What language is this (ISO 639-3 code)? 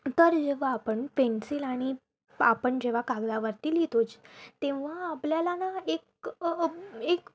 mar